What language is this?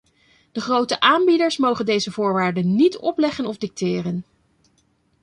Dutch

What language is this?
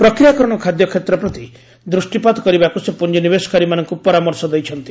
Odia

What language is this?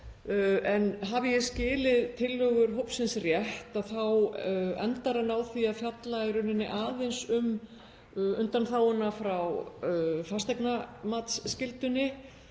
Icelandic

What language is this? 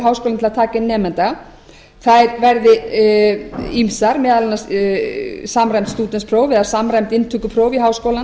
Icelandic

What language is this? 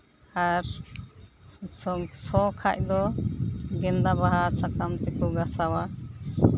Santali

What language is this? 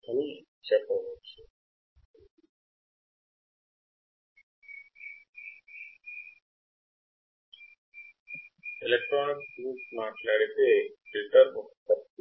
Telugu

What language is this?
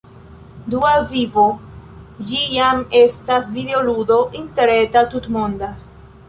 Esperanto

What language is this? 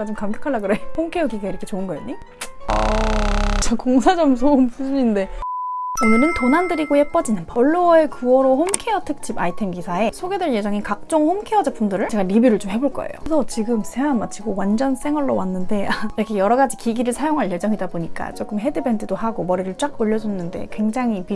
Korean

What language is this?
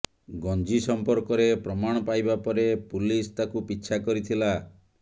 Odia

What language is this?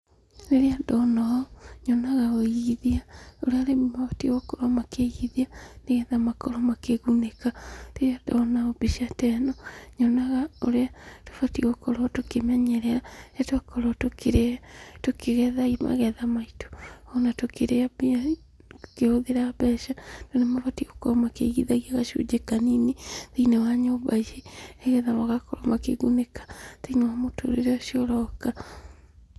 Kikuyu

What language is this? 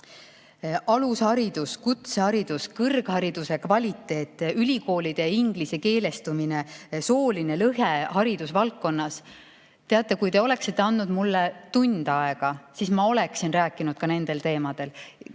Estonian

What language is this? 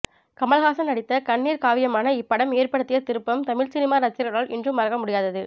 Tamil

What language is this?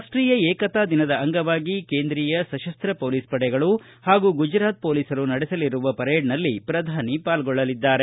Kannada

